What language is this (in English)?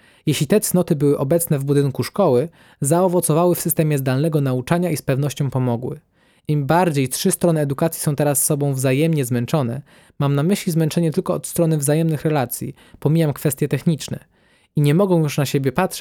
Polish